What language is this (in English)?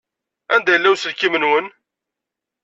Kabyle